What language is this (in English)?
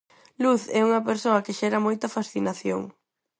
Galician